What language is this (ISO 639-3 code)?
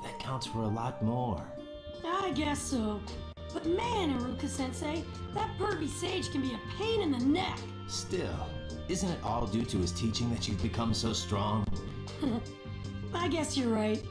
ind